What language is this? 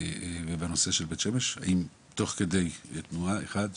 Hebrew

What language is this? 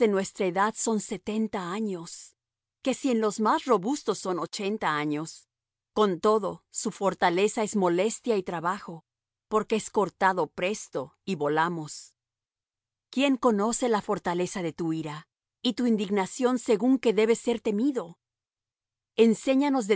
Spanish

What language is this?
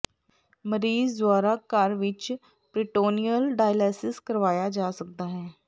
Punjabi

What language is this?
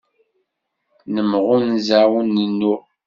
Kabyle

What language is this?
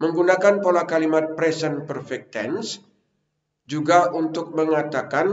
Indonesian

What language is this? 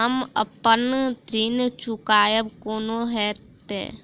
Maithili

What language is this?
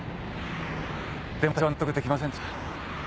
Japanese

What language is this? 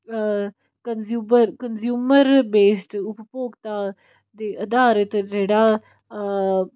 Punjabi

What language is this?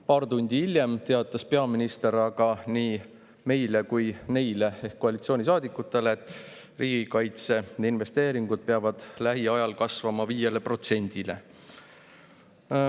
Estonian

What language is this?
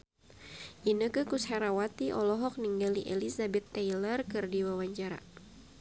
Sundanese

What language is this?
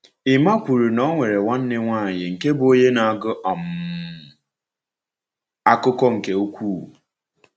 Igbo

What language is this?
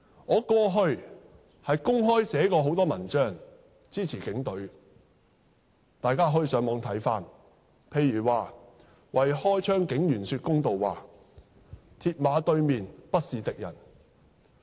Cantonese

